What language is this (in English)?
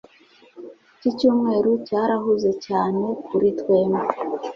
Kinyarwanda